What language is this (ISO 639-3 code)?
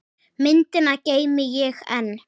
isl